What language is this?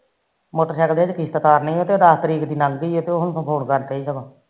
Punjabi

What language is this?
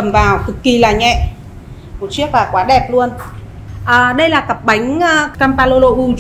Vietnamese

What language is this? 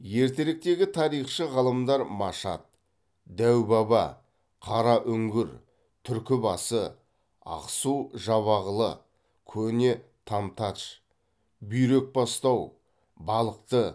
Kazakh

